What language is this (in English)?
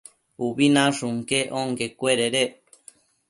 Matsés